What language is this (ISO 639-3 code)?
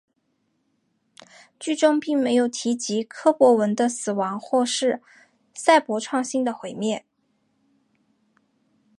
zho